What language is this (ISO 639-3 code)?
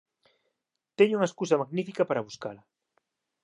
glg